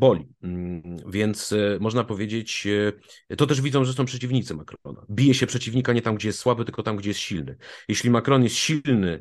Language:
Polish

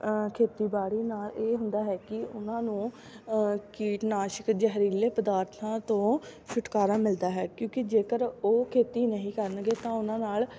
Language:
Punjabi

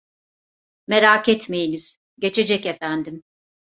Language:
Turkish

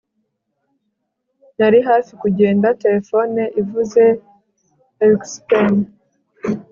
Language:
Kinyarwanda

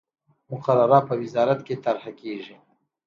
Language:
Pashto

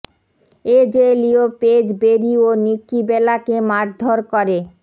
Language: Bangla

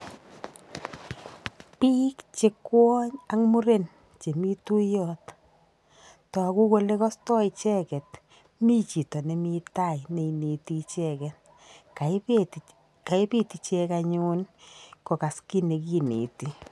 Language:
Kalenjin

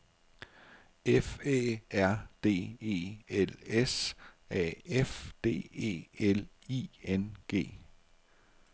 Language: Danish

